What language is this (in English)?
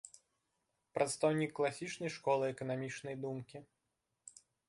Belarusian